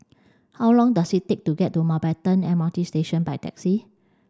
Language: English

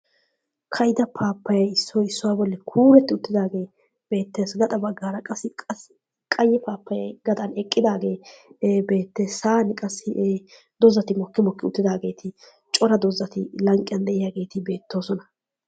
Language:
Wolaytta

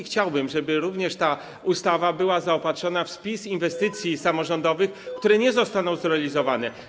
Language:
Polish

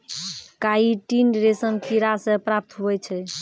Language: Maithili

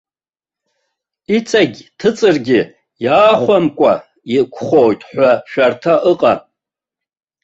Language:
Abkhazian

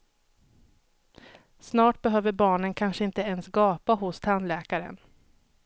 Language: Swedish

